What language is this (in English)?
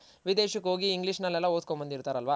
Kannada